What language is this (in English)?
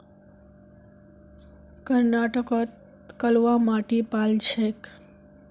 Magahi